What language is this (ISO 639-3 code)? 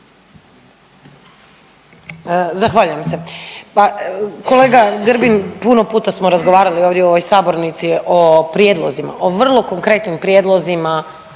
hrv